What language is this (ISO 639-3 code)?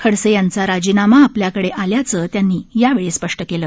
mar